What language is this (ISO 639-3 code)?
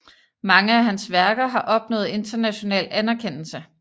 dan